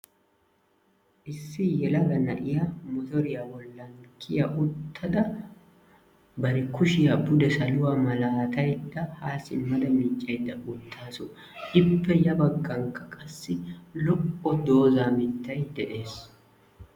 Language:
Wolaytta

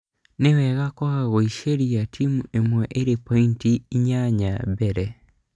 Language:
Kikuyu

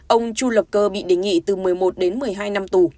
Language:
Vietnamese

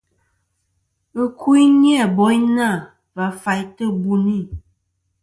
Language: Kom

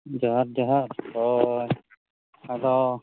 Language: Santali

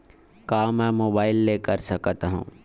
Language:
Chhattisgarhi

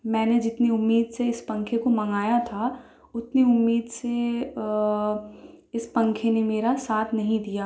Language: Urdu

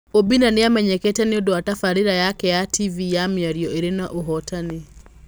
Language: Kikuyu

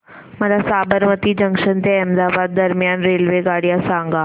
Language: Marathi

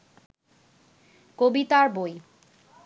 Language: Bangla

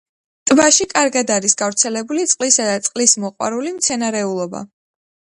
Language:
Georgian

